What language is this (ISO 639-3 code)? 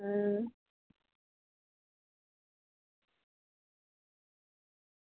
doi